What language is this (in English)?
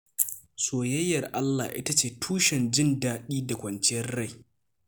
Hausa